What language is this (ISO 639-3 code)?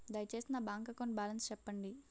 tel